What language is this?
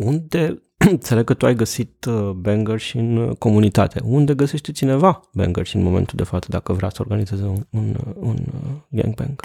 Romanian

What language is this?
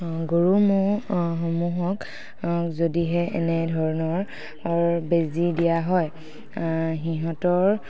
Assamese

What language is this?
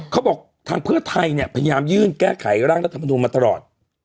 Thai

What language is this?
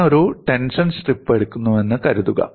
Malayalam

